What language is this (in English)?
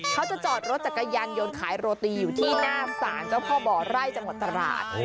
Thai